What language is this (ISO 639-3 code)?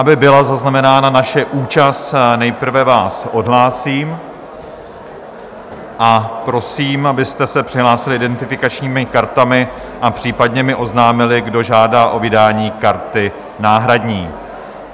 ces